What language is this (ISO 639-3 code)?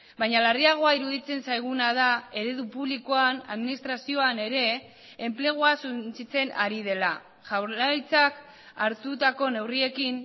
eus